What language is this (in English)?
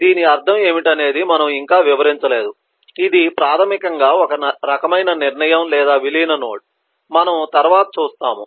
Telugu